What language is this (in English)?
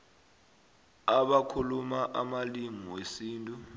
South Ndebele